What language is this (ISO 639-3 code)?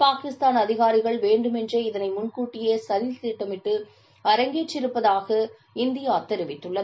tam